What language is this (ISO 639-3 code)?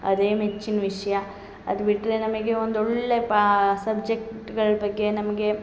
kan